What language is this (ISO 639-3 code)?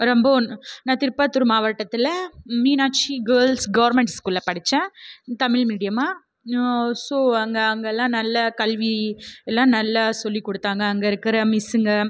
tam